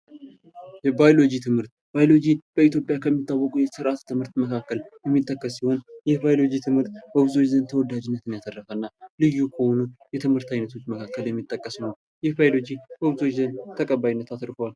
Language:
Amharic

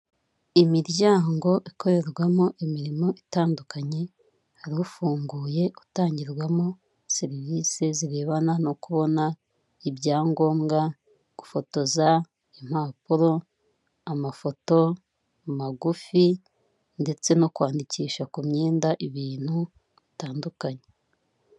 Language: Kinyarwanda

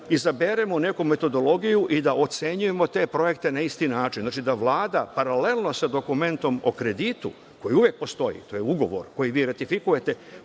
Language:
Serbian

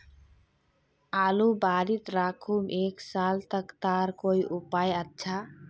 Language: Magahi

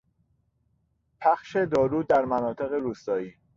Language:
Persian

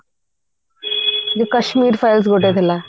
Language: Odia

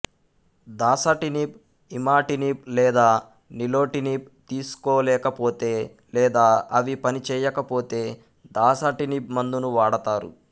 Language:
Telugu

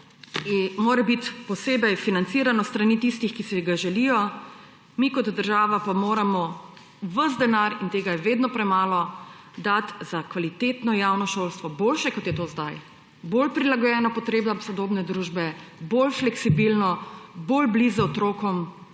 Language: Slovenian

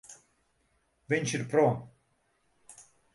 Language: Latvian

